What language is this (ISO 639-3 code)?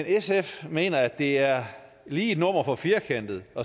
dan